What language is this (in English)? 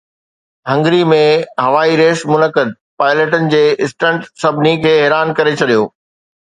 Sindhi